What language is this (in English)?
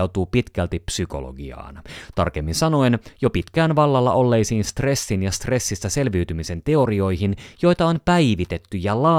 Finnish